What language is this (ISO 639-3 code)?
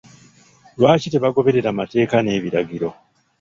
lug